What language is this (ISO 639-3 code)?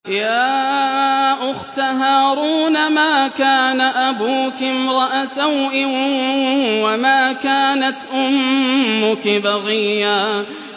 ara